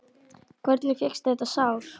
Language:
Icelandic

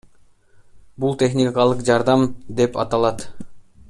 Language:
Kyrgyz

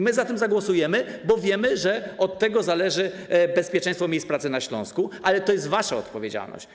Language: Polish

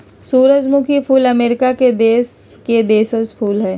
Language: Magahi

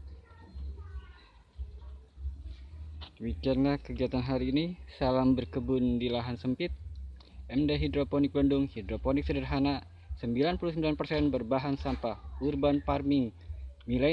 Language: Indonesian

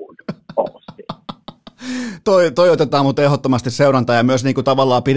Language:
Finnish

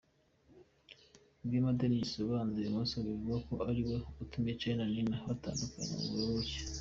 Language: Kinyarwanda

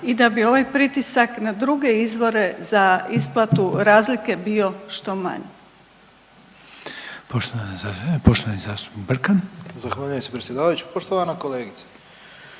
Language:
Croatian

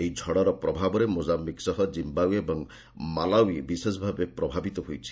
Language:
Odia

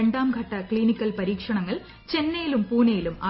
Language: Malayalam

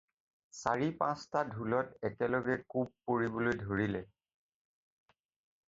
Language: Assamese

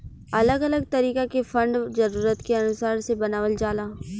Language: Bhojpuri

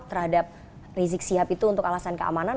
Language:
Indonesian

